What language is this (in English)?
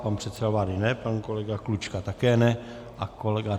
Czech